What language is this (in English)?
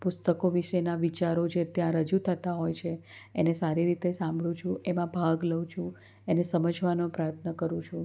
Gujarati